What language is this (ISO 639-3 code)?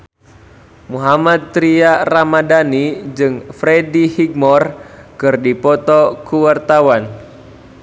sun